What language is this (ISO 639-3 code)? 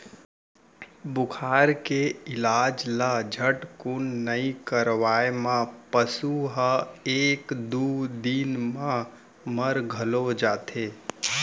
hne